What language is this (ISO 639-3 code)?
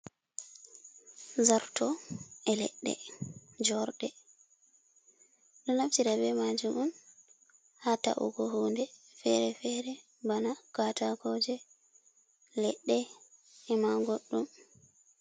ful